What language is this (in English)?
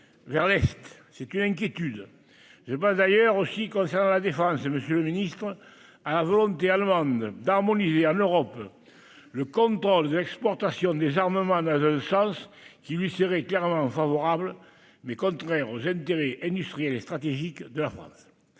French